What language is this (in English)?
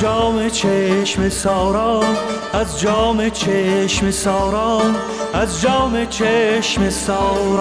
Persian